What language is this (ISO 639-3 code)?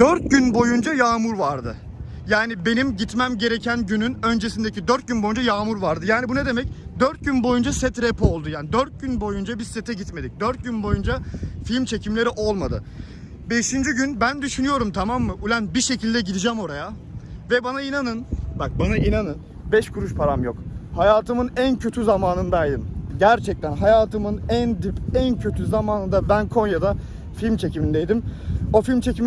tur